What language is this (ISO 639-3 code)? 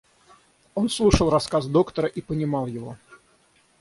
rus